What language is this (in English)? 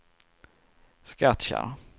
Swedish